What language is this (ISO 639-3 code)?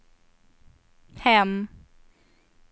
swe